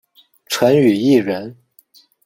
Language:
Chinese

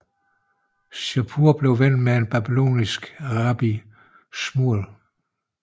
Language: Danish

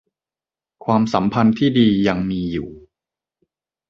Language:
Thai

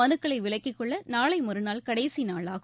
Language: Tamil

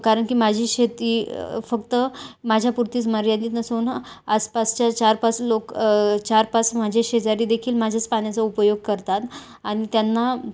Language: Marathi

